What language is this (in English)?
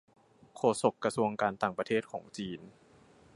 Thai